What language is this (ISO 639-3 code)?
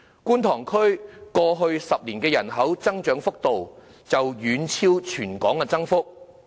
yue